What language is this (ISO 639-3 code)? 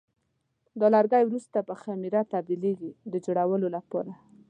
pus